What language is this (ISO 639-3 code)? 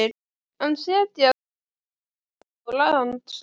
isl